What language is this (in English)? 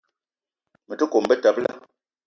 Eton (Cameroon)